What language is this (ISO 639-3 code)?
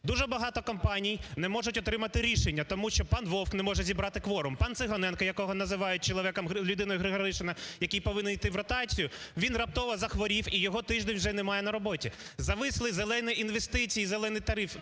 ukr